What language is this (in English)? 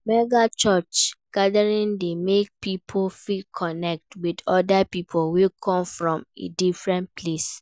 Nigerian Pidgin